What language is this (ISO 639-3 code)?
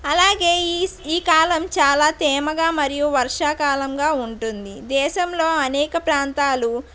tel